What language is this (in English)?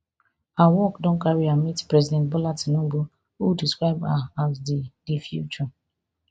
Nigerian Pidgin